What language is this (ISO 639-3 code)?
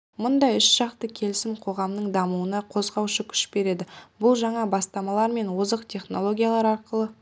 kaz